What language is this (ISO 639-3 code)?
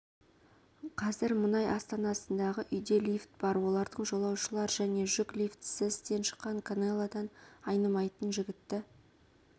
kaz